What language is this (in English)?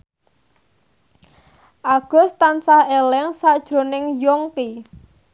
Javanese